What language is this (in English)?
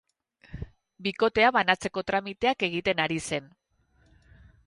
Basque